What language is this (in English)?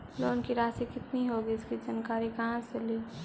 Magahi